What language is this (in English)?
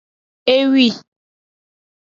Aja (Benin)